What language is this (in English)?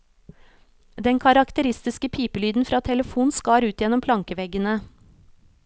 Norwegian